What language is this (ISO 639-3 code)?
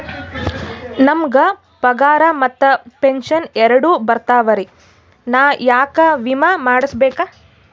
kan